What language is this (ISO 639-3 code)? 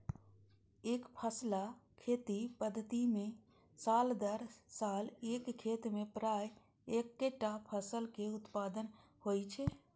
mai